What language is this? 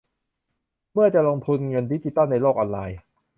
Thai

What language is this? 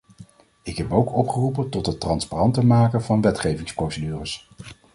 Dutch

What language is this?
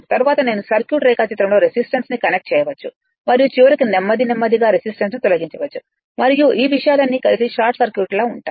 Telugu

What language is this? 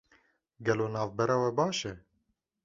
Kurdish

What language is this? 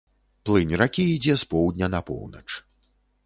Belarusian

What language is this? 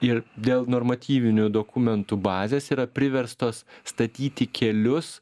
Lithuanian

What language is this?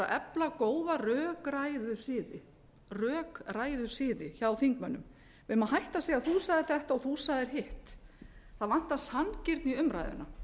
Icelandic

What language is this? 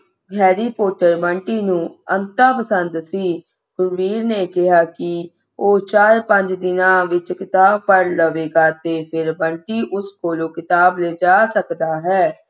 Punjabi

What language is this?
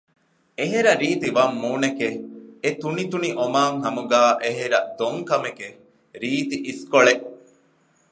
Divehi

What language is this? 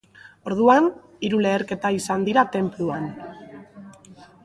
Basque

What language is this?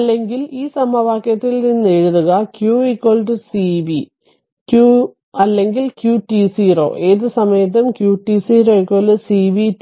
Malayalam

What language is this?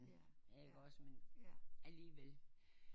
Danish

